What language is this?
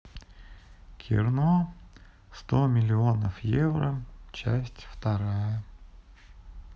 Russian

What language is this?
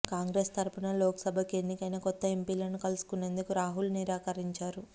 Telugu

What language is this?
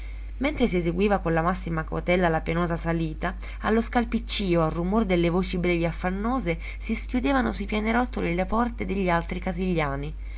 Italian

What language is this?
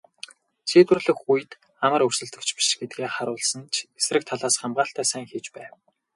Mongolian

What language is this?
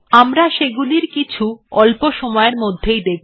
Bangla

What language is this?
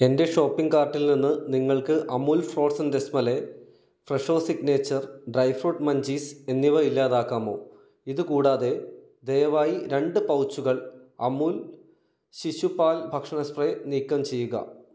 Malayalam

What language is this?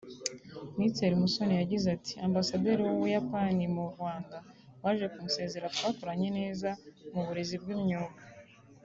Kinyarwanda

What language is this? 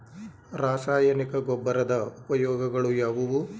Kannada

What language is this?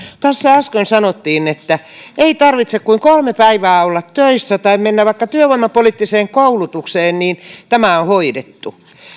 Finnish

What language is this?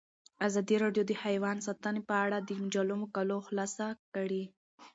Pashto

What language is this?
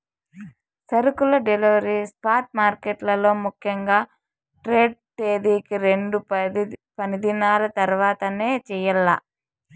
Telugu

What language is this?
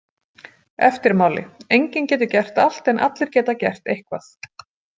Icelandic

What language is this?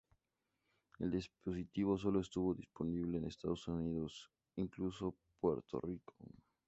Spanish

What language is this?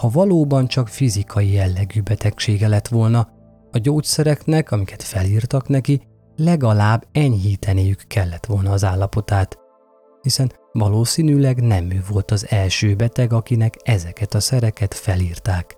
Hungarian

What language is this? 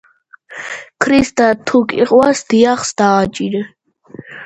Georgian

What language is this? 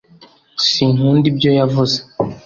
Kinyarwanda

